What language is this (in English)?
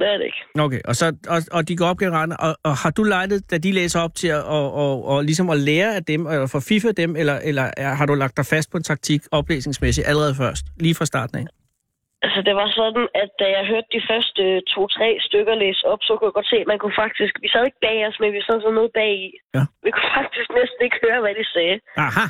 Danish